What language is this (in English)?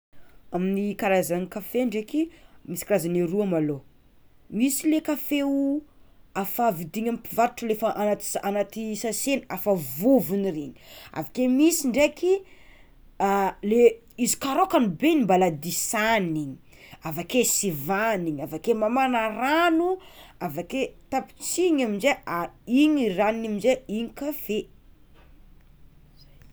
Tsimihety Malagasy